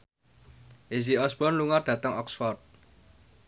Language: Javanese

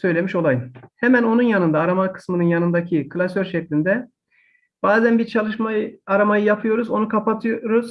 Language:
Turkish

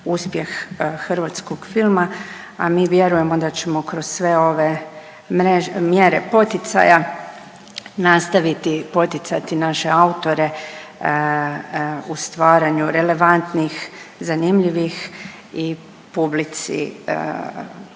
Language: Croatian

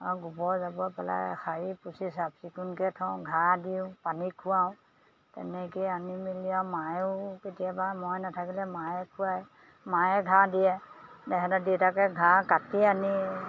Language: Assamese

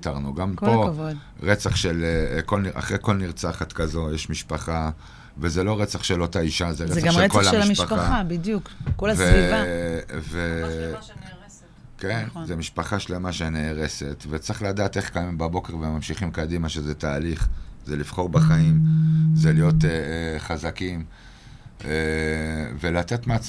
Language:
Hebrew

